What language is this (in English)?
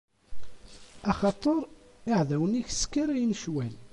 Kabyle